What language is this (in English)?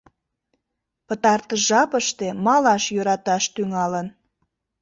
Mari